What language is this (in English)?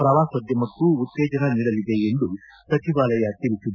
Kannada